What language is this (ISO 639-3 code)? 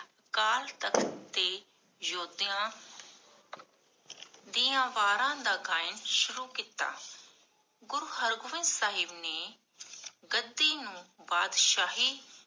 pan